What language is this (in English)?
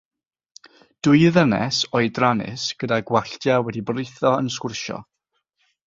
Welsh